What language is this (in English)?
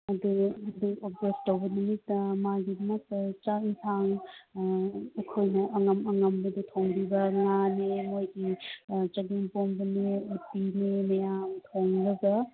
Manipuri